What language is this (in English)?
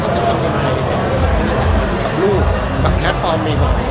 Thai